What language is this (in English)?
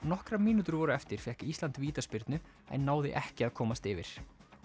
Icelandic